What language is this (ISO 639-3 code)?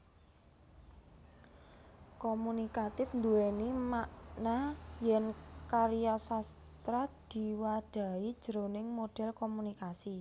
jav